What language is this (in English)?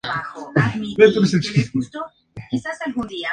Spanish